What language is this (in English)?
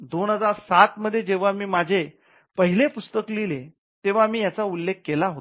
Marathi